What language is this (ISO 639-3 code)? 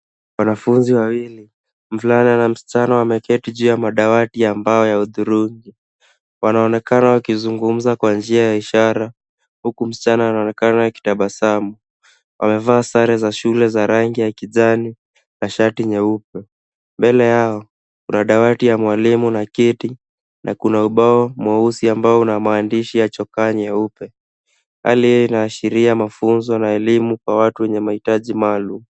swa